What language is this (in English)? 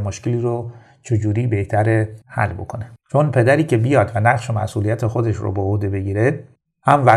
Persian